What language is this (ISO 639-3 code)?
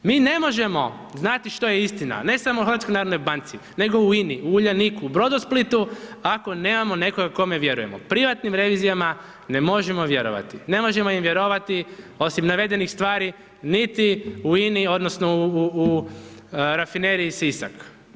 hrv